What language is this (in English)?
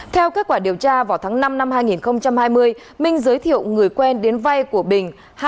Vietnamese